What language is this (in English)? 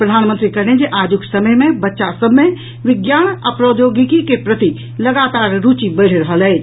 Maithili